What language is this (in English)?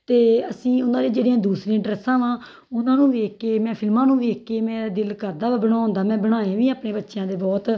Punjabi